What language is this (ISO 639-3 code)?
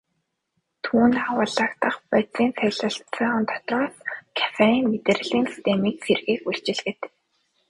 mon